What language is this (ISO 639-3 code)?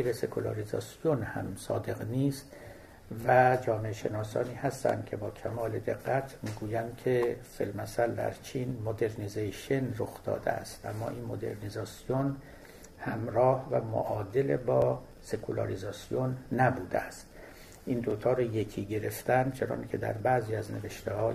fas